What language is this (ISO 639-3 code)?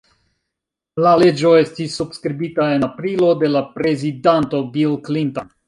epo